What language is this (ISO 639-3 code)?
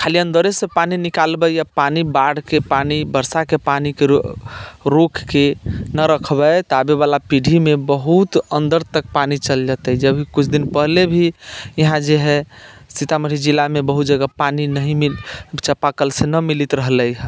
mai